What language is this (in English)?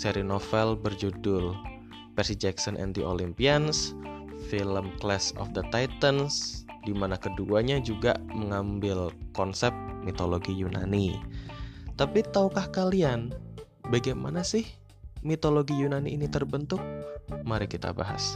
Indonesian